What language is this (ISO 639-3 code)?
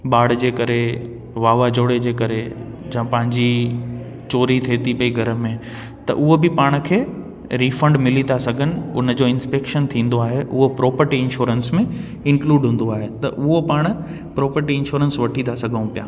snd